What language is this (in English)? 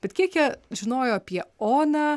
Lithuanian